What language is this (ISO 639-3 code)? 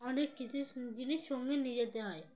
ben